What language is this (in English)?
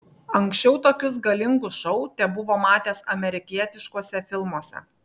Lithuanian